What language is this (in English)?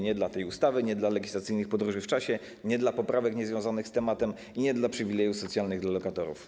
Polish